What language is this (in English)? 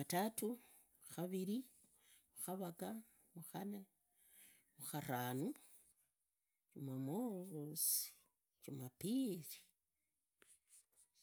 Idakho-Isukha-Tiriki